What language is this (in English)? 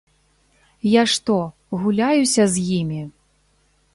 Belarusian